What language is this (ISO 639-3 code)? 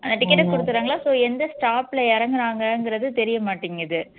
tam